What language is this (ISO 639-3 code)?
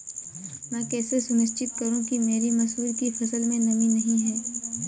hin